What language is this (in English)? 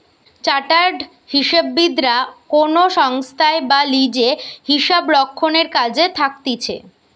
Bangla